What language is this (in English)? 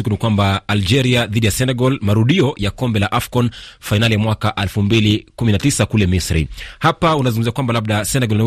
Swahili